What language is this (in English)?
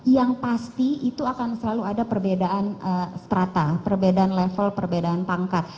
Indonesian